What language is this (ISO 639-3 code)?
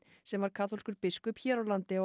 isl